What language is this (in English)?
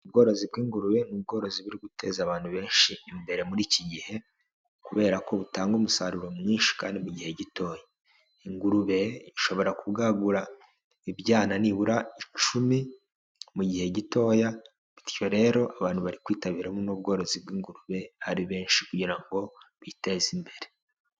Kinyarwanda